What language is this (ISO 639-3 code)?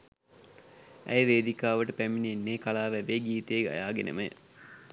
sin